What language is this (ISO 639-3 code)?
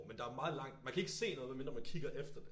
dan